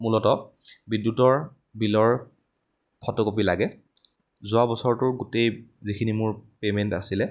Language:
Assamese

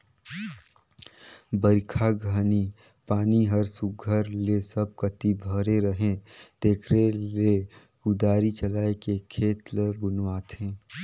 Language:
Chhattisgarhi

